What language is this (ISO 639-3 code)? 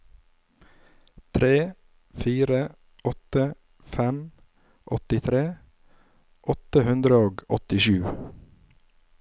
nor